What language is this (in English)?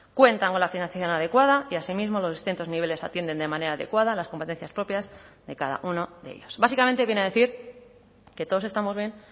Spanish